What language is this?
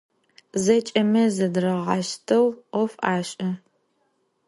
Adyghe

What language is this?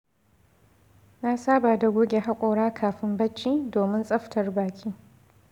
Hausa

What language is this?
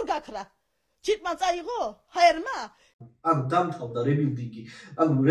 Romanian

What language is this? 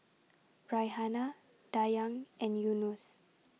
English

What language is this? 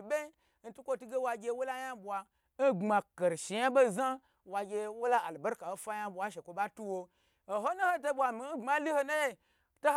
Gbagyi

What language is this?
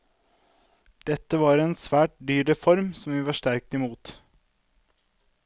Norwegian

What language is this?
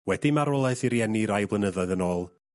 Welsh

